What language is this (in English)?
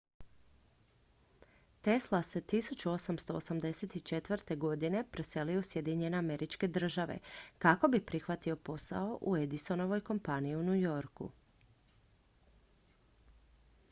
Croatian